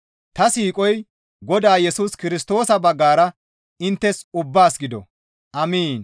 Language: Gamo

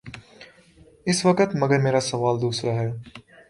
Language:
Urdu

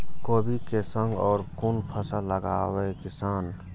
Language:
Maithili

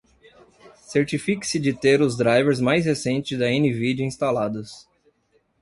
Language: Portuguese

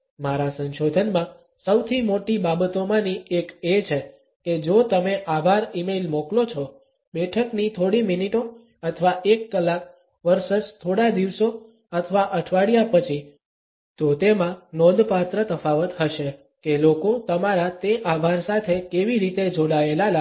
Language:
Gujarati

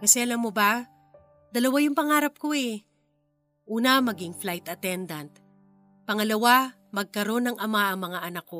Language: Filipino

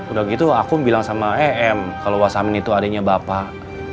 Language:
Indonesian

